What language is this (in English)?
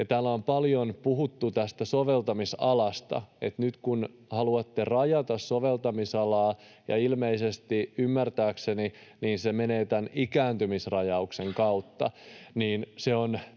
Finnish